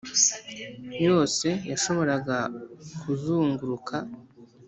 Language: Kinyarwanda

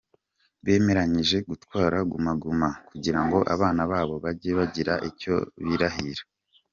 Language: Kinyarwanda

